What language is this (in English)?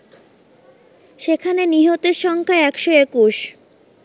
Bangla